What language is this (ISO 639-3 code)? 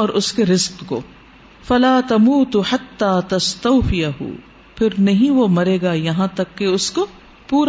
urd